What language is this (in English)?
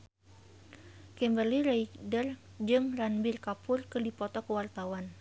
Sundanese